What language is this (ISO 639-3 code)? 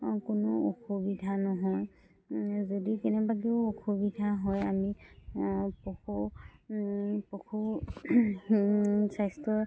asm